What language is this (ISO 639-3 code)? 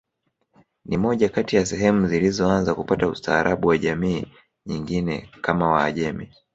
swa